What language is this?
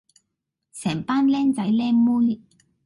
Cantonese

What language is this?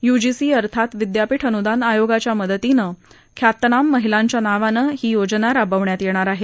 Marathi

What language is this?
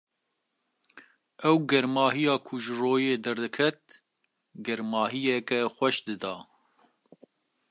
Kurdish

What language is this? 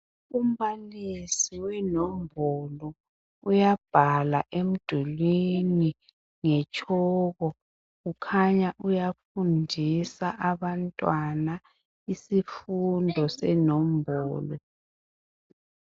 North Ndebele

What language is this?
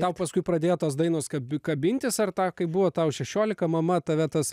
Lithuanian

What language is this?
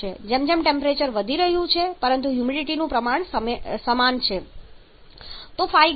Gujarati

